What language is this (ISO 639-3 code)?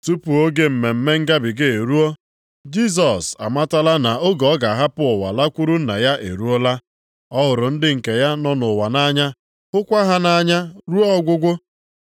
ibo